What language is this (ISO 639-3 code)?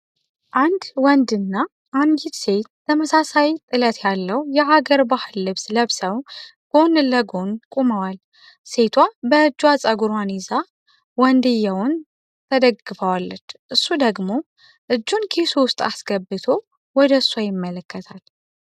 amh